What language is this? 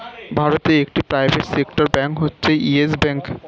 Bangla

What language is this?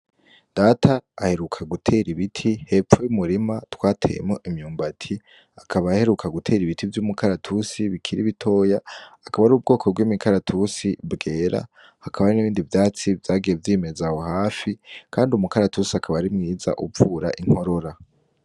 Rundi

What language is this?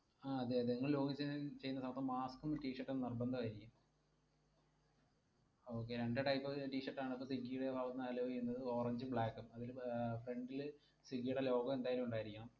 Malayalam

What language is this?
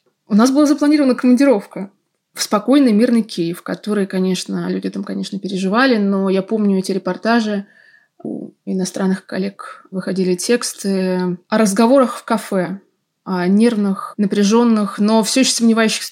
Russian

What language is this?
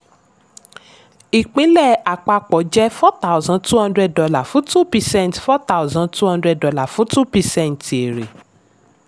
Yoruba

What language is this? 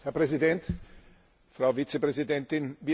German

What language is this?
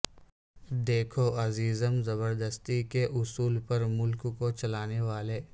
Urdu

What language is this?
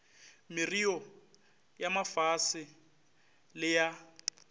Northern Sotho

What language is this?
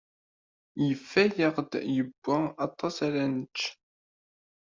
Kabyle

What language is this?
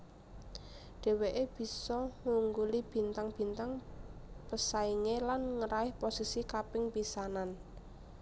Javanese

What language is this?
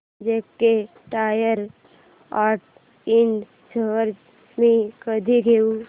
Marathi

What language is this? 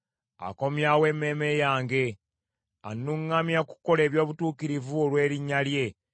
Ganda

